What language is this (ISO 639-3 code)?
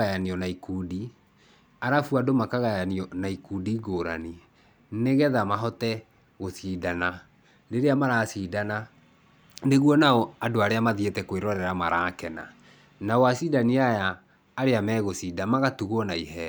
kik